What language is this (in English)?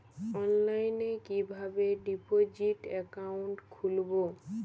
Bangla